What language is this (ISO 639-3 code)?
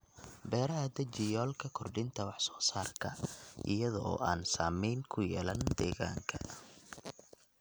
som